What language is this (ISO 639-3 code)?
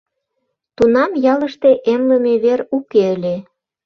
chm